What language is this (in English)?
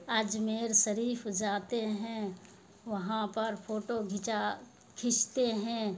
Urdu